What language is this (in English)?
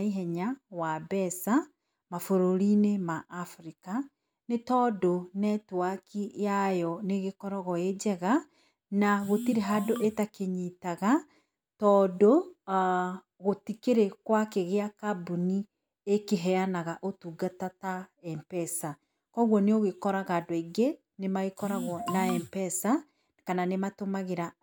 Kikuyu